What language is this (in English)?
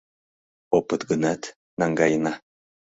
Mari